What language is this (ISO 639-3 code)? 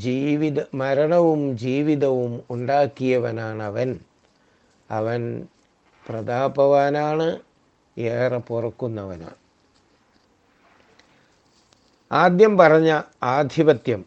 mal